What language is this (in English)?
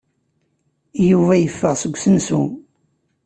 Kabyle